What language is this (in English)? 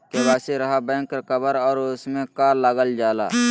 Magahi